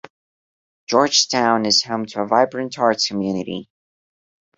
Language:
English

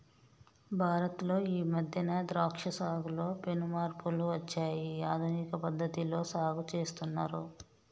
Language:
Telugu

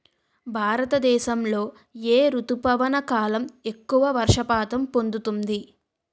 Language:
Telugu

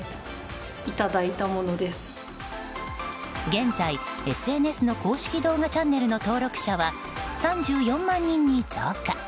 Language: Japanese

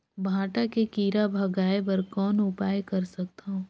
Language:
Chhattisgarhi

